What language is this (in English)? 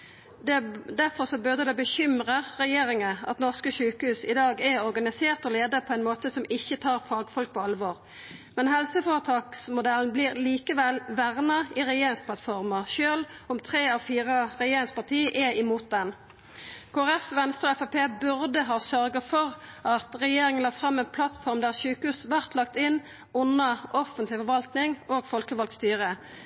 Norwegian Nynorsk